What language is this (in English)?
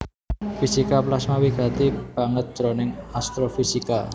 Javanese